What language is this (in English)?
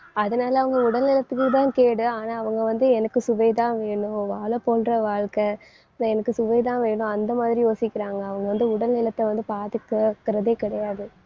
Tamil